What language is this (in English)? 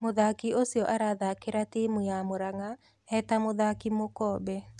Kikuyu